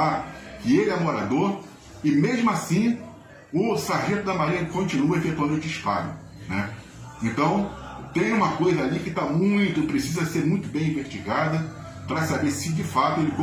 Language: Portuguese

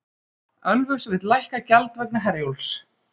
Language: Icelandic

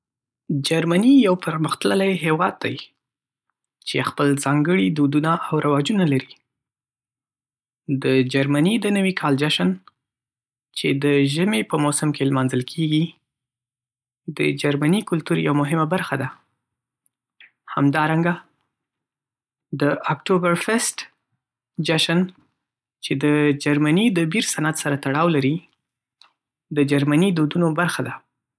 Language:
Pashto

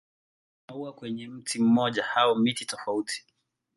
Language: Swahili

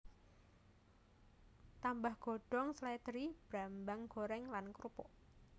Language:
Javanese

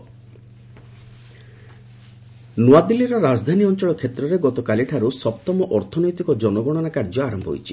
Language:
Odia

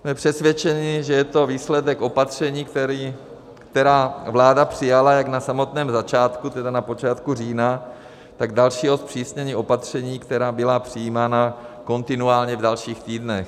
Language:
Czech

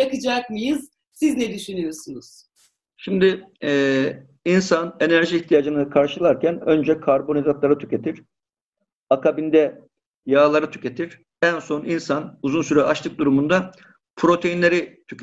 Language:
Turkish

